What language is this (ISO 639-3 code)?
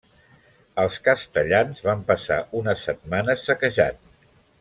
cat